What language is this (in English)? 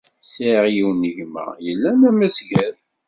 Kabyle